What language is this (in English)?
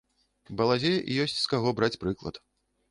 Belarusian